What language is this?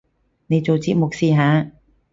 Cantonese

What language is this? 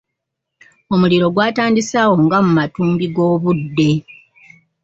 Ganda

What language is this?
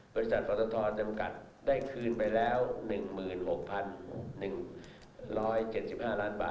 Thai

